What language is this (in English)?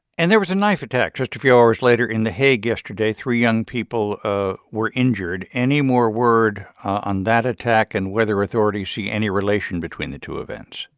English